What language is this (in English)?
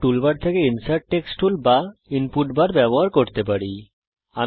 Bangla